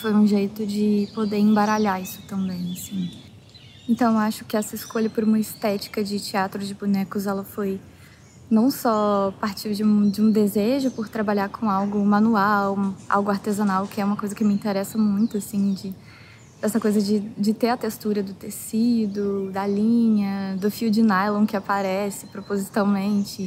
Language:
Portuguese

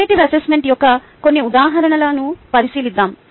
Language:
Telugu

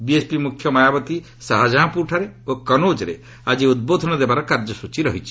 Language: Odia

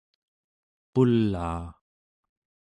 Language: Central Yupik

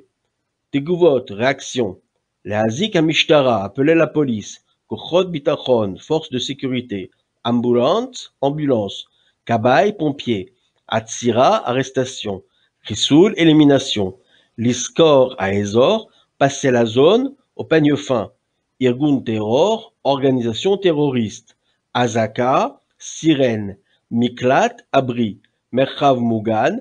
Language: French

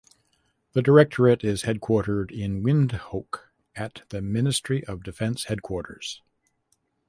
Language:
English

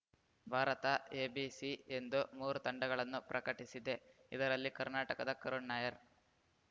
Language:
Kannada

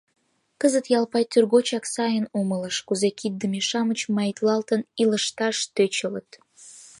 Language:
Mari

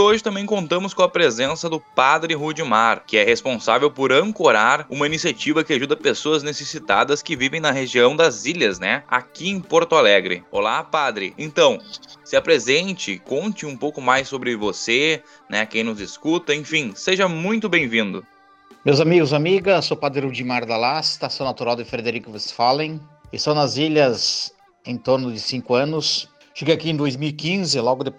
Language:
Portuguese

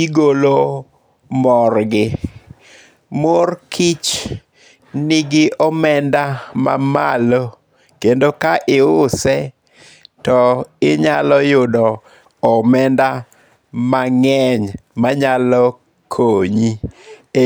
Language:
Luo (Kenya and Tanzania)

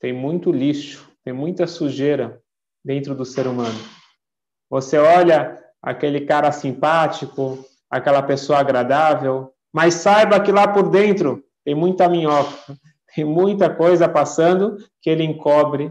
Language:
Portuguese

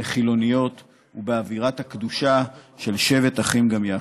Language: Hebrew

